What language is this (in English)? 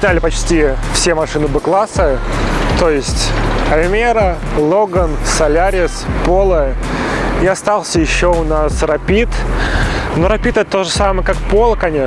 Russian